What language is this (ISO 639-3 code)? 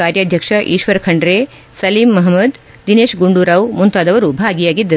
kan